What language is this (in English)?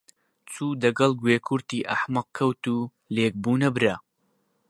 Central Kurdish